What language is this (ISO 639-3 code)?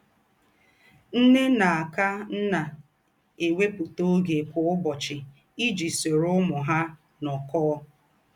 ibo